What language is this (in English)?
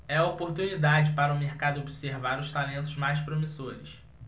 Portuguese